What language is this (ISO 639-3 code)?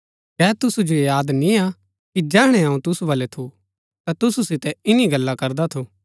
gbk